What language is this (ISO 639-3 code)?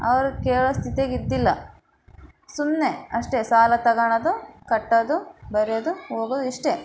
kan